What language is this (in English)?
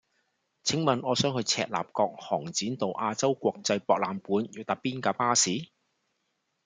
Cantonese